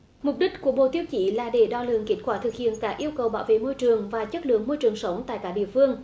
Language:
Vietnamese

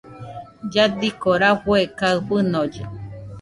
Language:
Nüpode Huitoto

